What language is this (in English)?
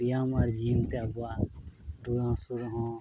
Santali